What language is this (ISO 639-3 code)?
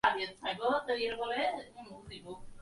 ben